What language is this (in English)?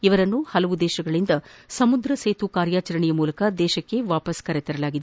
Kannada